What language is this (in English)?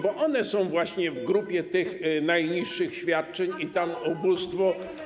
Polish